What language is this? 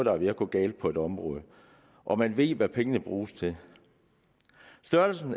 Danish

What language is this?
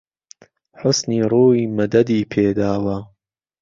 Central Kurdish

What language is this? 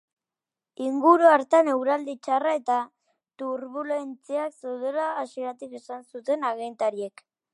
Basque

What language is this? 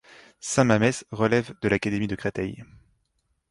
French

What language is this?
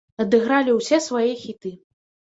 Belarusian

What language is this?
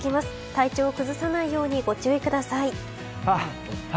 Japanese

